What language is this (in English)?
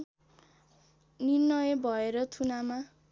Nepali